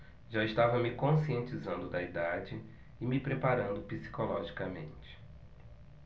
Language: Portuguese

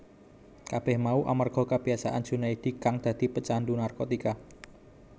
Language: Javanese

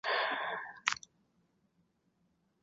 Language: Chinese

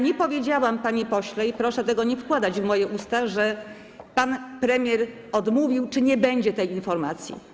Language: Polish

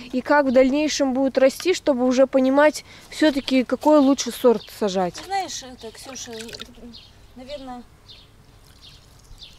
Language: Russian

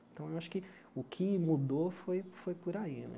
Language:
Portuguese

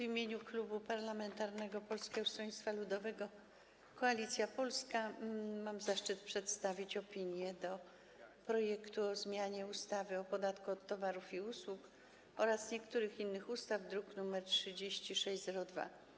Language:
Polish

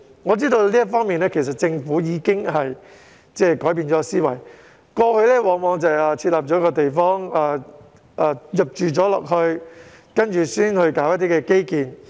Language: Cantonese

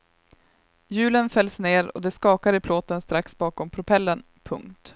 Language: Swedish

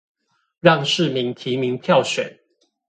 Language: Chinese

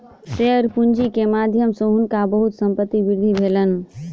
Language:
Maithili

